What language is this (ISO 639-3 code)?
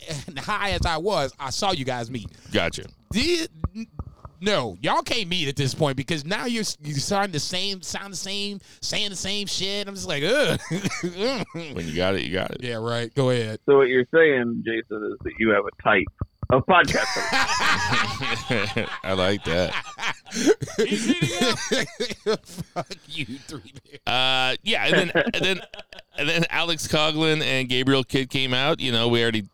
eng